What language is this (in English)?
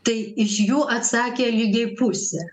Lithuanian